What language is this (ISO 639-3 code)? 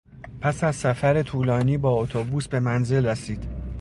fas